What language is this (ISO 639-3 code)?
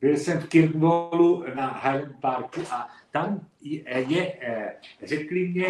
ces